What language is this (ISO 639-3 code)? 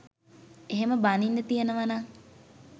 sin